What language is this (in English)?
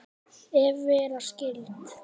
Icelandic